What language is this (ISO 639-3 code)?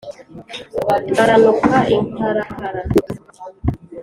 kin